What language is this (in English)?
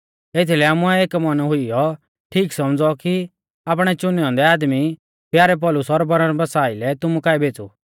Mahasu Pahari